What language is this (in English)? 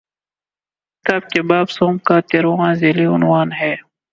Urdu